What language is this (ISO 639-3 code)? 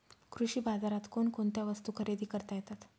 mar